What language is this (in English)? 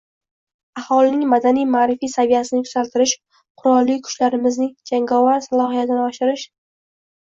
Uzbek